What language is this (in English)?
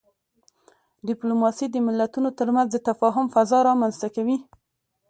Pashto